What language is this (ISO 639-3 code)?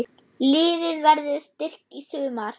isl